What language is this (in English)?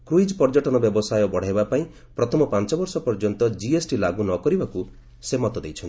Odia